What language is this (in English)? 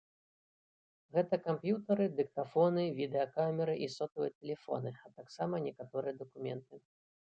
Belarusian